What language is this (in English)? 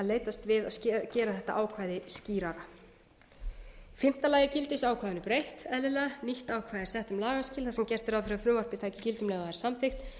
Icelandic